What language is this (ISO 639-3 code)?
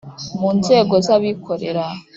kin